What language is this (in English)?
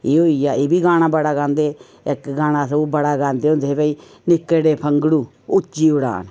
Dogri